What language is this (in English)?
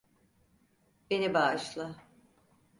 Turkish